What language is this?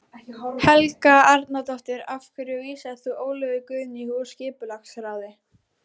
Icelandic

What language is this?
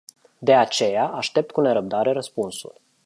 Romanian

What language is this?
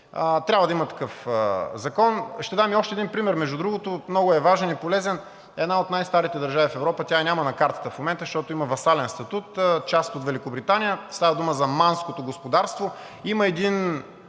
Bulgarian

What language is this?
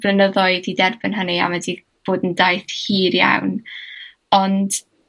Welsh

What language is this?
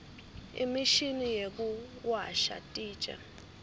Swati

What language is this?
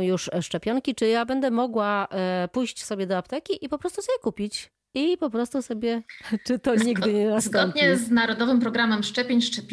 Polish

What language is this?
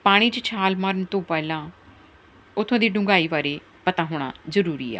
Punjabi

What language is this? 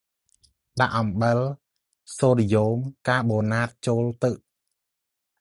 Khmer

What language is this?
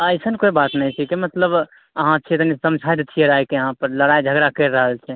Maithili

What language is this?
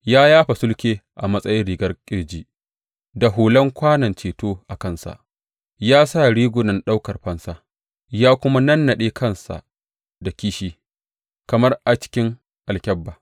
Hausa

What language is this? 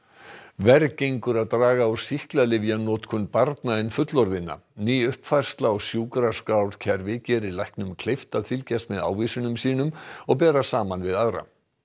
Icelandic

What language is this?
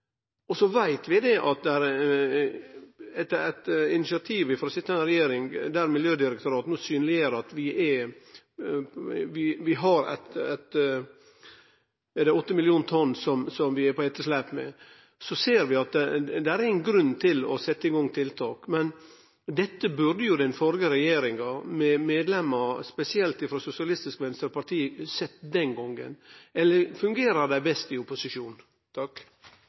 Norwegian Nynorsk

